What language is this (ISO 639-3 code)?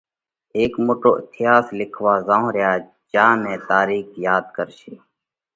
kvx